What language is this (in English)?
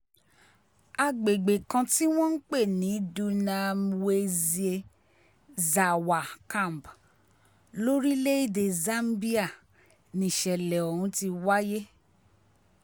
Yoruba